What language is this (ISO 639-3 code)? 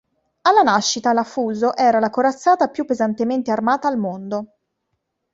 ita